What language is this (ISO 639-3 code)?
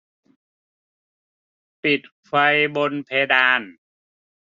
tha